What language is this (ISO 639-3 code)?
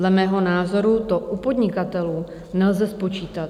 ces